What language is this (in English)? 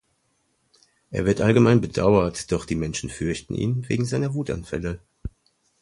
German